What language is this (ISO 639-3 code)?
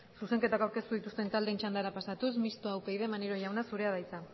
eus